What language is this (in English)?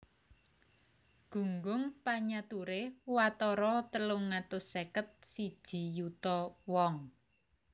Javanese